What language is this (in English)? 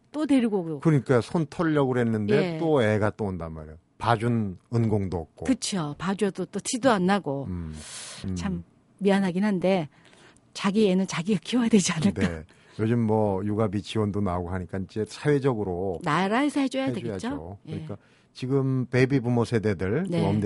Korean